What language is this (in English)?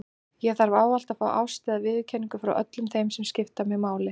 Icelandic